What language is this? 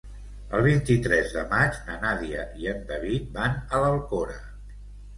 Catalan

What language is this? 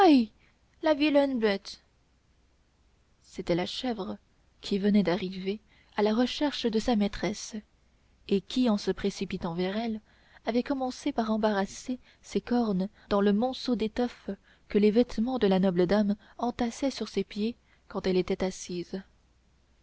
French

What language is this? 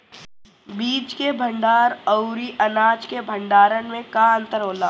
Bhojpuri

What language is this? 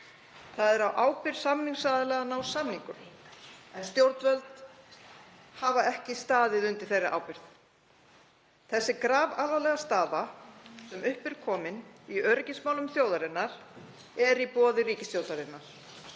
Icelandic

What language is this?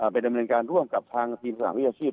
Thai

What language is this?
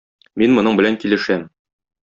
Tatar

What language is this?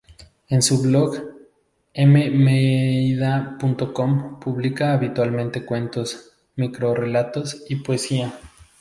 Spanish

